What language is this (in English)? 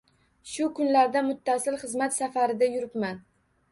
Uzbek